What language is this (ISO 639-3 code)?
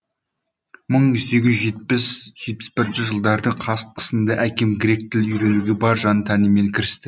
kaz